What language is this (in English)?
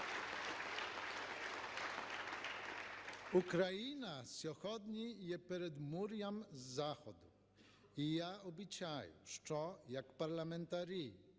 Ukrainian